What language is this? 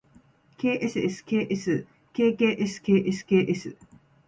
Japanese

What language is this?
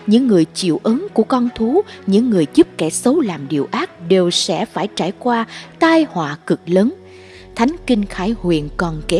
Vietnamese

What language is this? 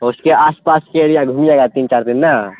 Urdu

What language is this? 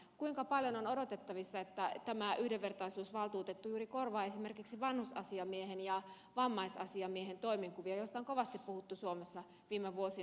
Finnish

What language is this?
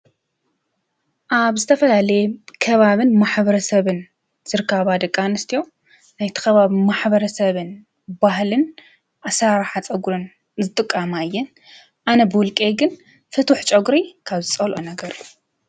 Tigrinya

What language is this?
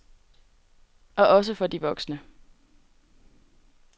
Danish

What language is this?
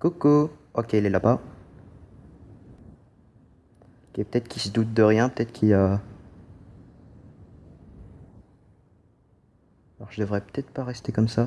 French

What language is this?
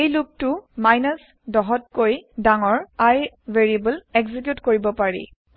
Assamese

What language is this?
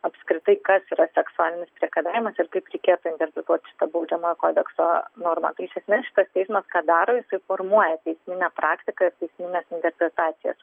Lithuanian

